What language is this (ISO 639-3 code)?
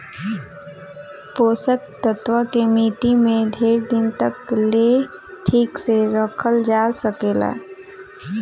bho